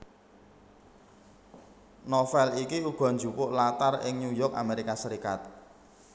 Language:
Javanese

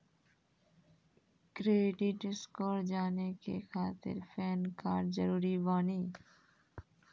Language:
Maithili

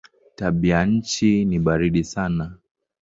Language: Swahili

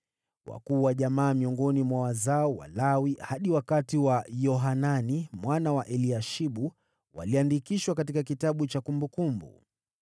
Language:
Swahili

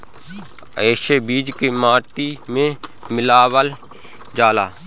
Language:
Bhojpuri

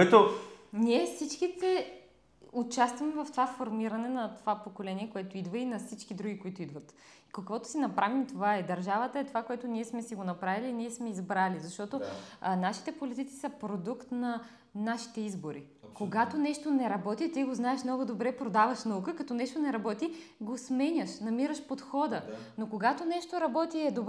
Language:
Bulgarian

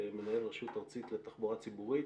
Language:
Hebrew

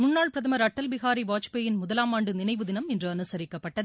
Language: Tamil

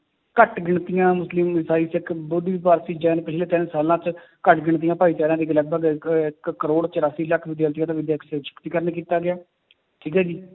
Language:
Punjabi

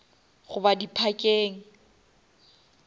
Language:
Northern Sotho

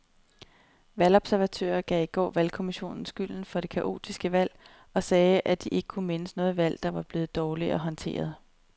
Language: Danish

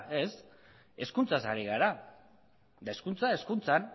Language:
Basque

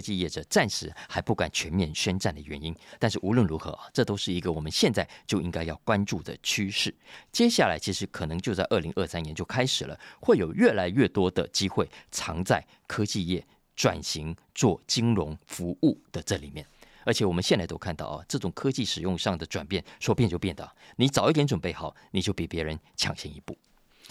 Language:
Chinese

